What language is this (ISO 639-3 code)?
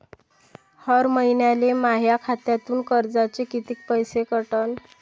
mar